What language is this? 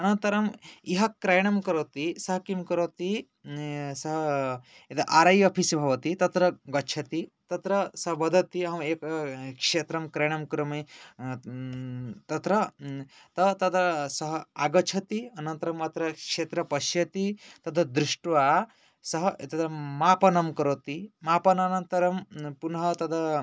Sanskrit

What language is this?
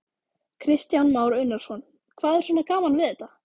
Icelandic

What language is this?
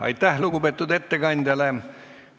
Estonian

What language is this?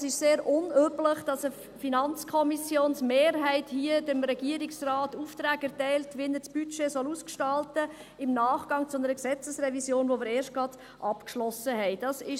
Swiss German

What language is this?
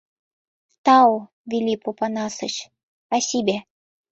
Mari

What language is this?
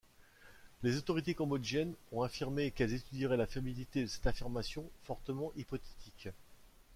French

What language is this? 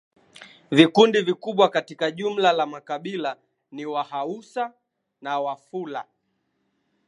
Swahili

